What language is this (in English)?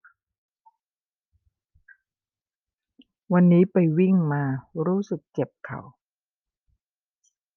Thai